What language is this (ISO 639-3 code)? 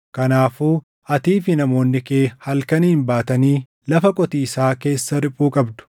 orm